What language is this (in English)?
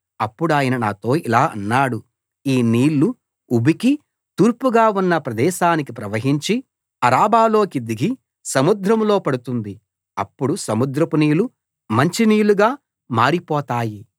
Telugu